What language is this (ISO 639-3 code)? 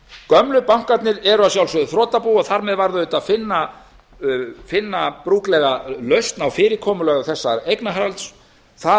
isl